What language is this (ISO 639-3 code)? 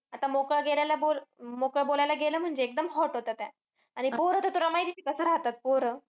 mar